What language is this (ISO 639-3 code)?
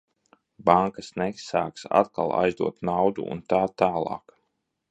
lav